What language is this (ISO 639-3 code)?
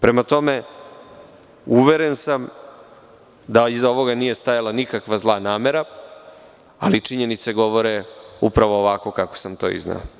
srp